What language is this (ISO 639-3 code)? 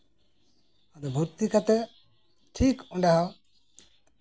sat